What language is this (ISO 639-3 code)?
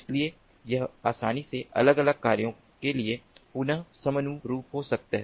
hin